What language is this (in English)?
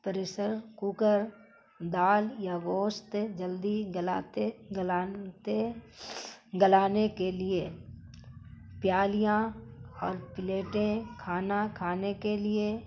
Urdu